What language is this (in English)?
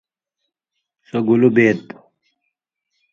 Indus Kohistani